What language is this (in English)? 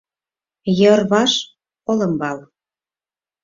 Mari